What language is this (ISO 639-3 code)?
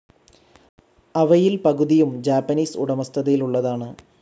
mal